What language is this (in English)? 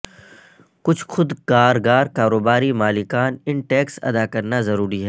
Urdu